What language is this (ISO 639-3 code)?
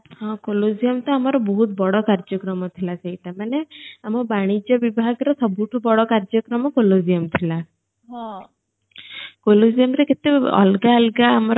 ori